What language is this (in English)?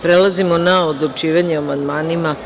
Serbian